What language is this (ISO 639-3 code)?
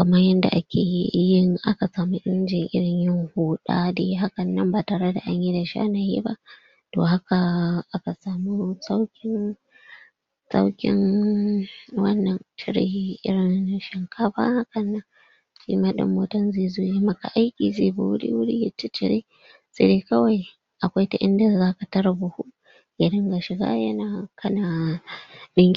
hau